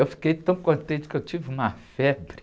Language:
Portuguese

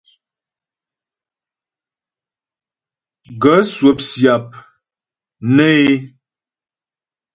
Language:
Ghomala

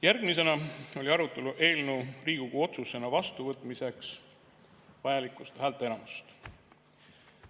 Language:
Estonian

